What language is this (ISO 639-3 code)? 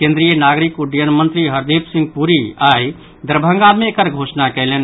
mai